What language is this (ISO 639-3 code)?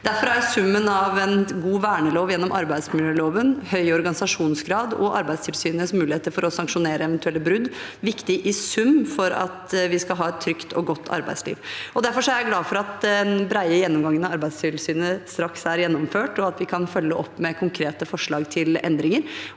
nor